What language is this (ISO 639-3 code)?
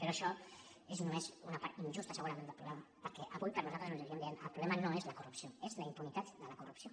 cat